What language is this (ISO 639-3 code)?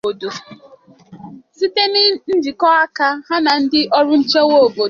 ibo